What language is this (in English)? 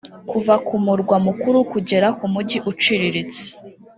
Kinyarwanda